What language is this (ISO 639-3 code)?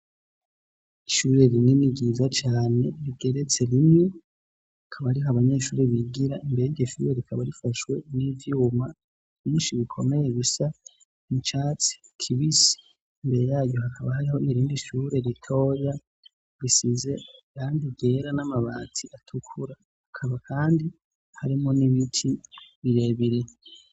run